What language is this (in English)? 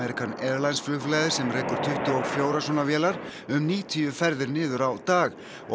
Icelandic